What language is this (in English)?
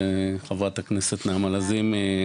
Hebrew